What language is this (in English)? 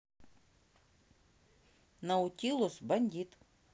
Russian